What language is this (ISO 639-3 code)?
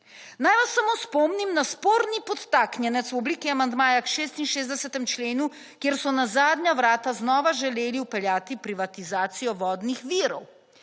slv